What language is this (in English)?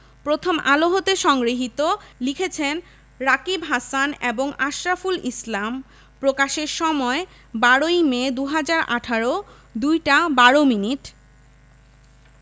Bangla